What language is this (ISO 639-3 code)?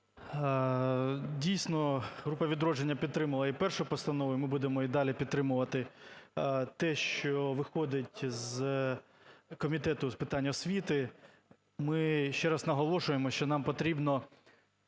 ukr